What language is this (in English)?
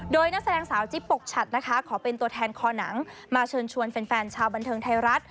Thai